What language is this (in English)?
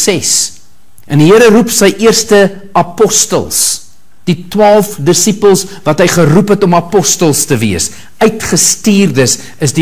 Dutch